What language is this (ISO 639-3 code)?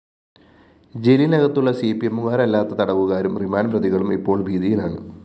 mal